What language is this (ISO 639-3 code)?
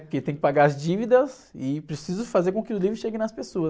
por